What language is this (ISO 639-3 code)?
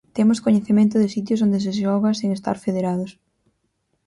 glg